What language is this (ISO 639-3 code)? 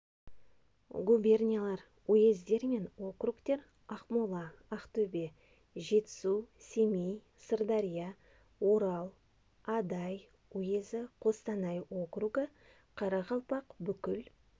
kaz